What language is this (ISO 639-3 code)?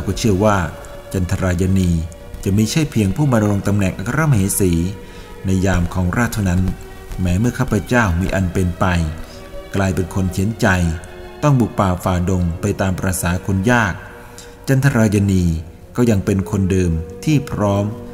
tha